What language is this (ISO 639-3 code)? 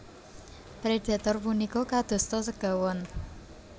jav